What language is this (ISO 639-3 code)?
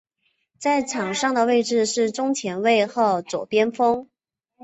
zho